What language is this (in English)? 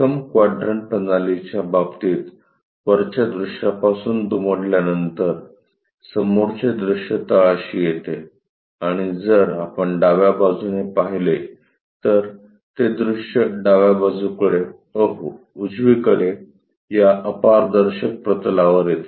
Marathi